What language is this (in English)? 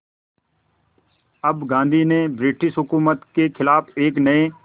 Hindi